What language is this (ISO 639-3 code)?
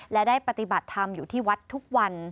tha